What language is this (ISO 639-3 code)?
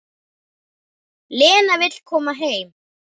isl